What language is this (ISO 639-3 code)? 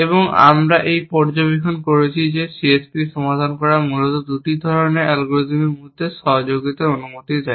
ben